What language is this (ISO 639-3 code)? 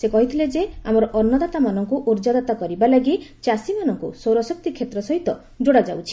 ori